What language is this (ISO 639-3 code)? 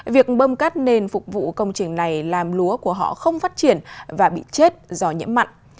vie